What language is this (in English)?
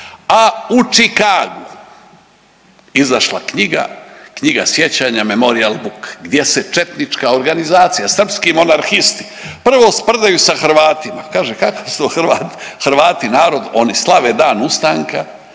Croatian